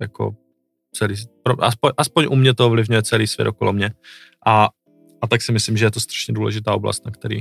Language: Czech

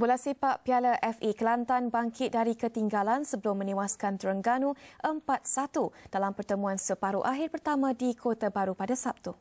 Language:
Malay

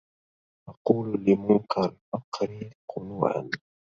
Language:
Arabic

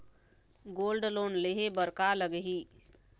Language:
Chhattisgarhi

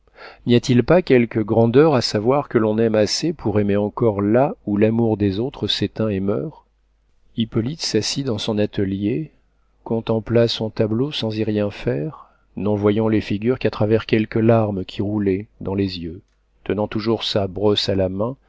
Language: French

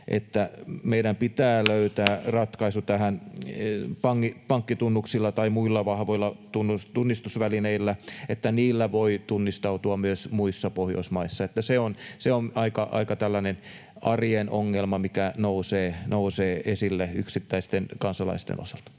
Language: Finnish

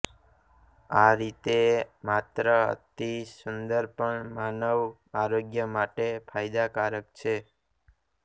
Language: Gujarati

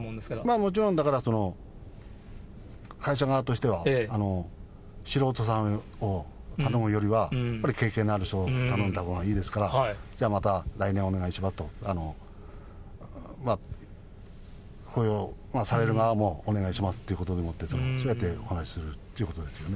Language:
Japanese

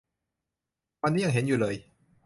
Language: Thai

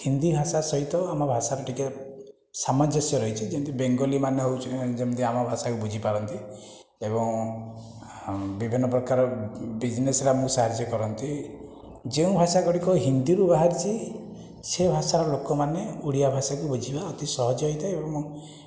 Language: Odia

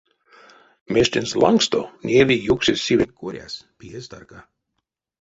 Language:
Erzya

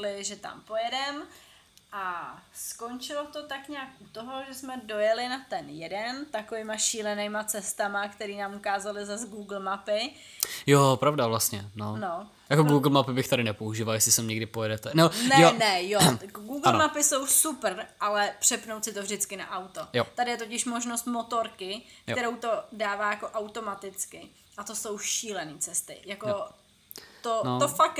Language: Czech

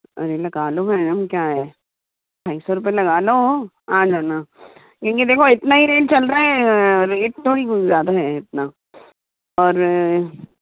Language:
Hindi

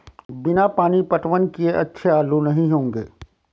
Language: Hindi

